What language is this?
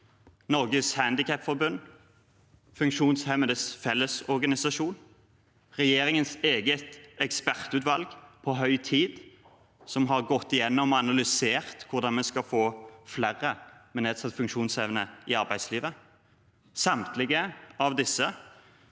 Norwegian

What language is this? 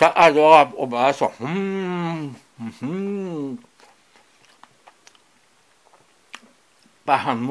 Romanian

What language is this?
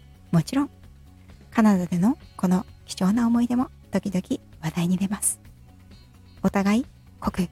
Japanese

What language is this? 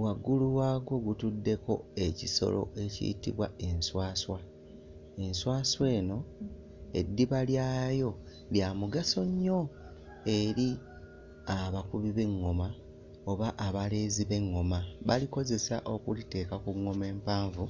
Ganda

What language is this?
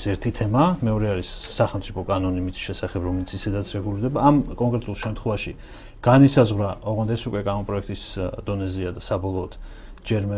Persian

